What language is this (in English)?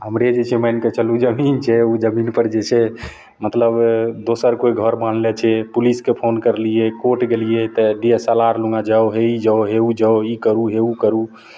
Maithili